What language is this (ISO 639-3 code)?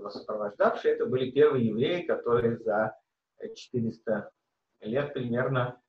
rus